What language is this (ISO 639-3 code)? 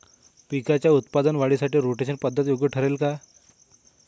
mar